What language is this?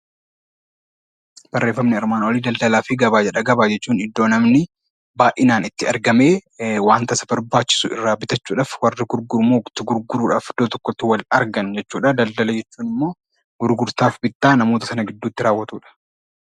Oromo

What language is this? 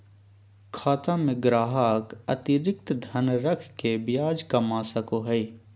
Magahi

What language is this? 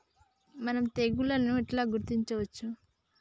Telugu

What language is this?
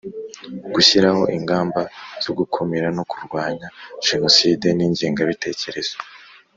Kinyarwanda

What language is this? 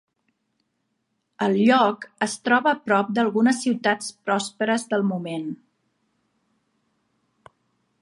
Catalan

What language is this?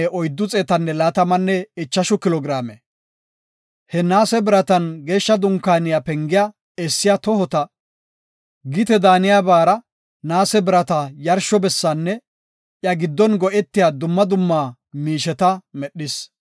Gofa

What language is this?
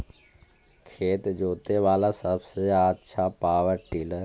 Magahi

